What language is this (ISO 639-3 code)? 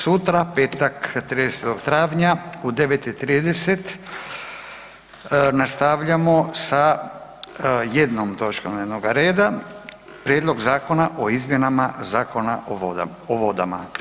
hrv